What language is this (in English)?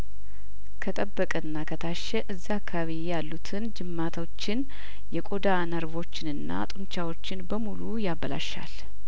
Amharic